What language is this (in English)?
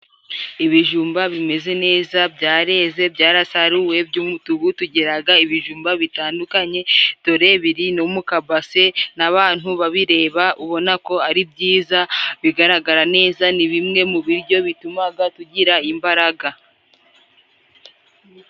Kinyarwanda